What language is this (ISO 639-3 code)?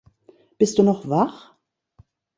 deu